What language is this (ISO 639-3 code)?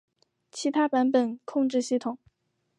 zho